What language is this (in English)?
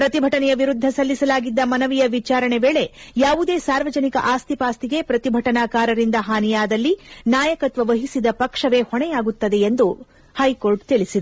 Kannada